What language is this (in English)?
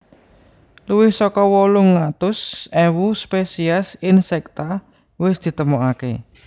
Javanese